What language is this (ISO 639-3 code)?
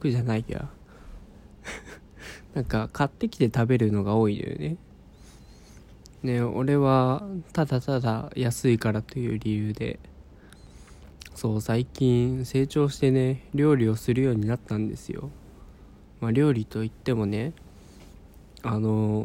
jpn